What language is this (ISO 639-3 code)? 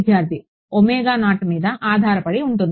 tel